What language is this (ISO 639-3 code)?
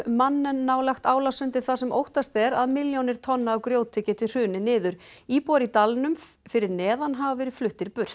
isl